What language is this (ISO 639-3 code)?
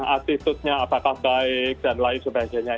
ind